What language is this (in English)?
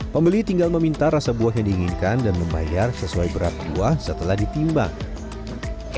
Indonesian